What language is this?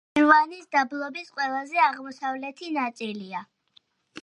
Georgian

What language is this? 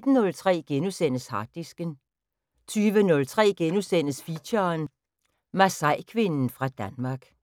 Danish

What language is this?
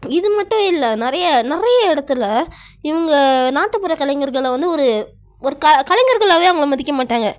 Tamil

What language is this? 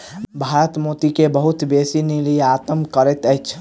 Maithili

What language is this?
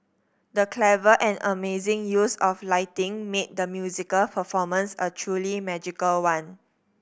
English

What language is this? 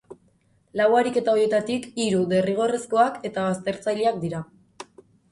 Basque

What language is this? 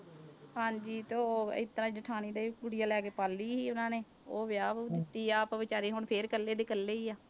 Punjabi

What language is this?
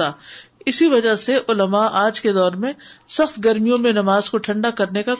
Urdu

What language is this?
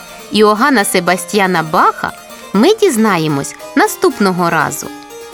Ukrainian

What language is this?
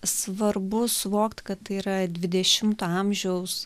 Lithuanian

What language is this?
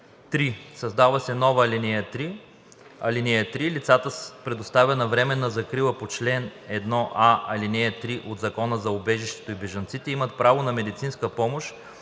Bulgarian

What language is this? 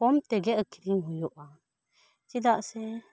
Santali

